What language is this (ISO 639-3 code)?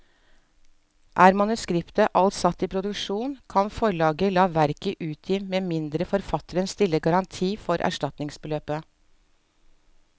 nor